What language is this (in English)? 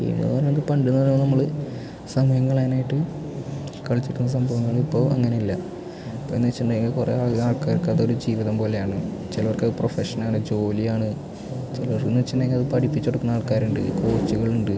Malayalam